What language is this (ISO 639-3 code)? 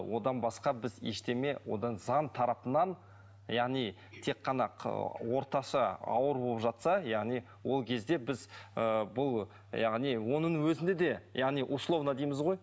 kaz